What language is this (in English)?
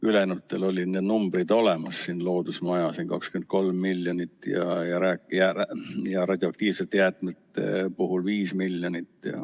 Estonian